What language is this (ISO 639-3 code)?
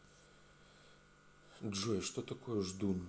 rus